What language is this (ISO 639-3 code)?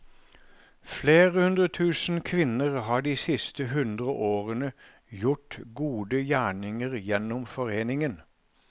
nor